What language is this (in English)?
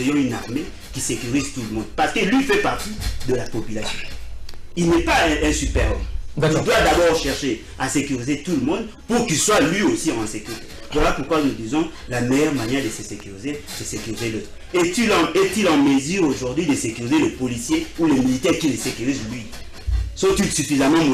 French